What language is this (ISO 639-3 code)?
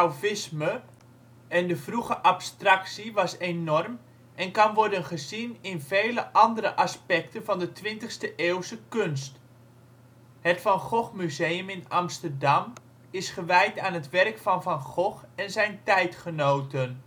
nld